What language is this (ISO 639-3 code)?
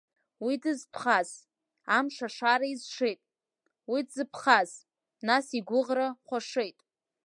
abk